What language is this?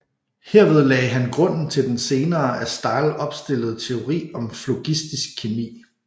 Danish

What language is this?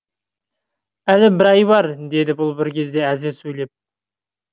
Kazakh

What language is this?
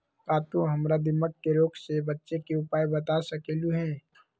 Magahi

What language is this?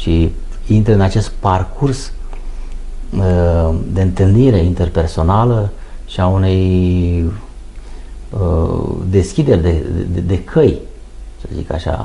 Romanian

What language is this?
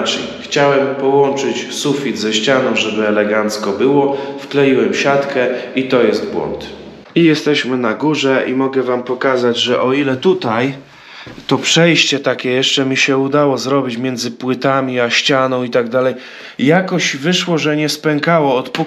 Polish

